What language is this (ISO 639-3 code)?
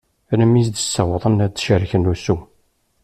kab